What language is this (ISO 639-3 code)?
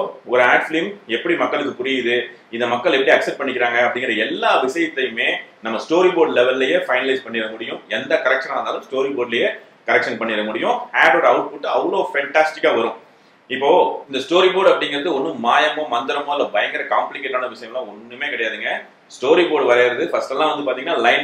tam